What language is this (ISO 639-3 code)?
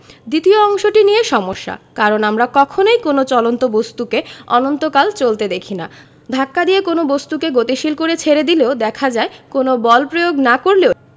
ben